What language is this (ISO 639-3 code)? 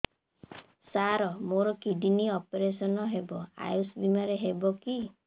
ori